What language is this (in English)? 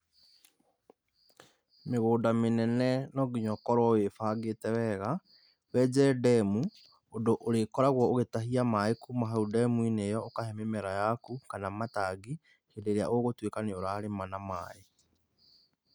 Kikuyu